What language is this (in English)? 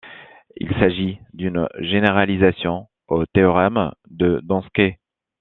French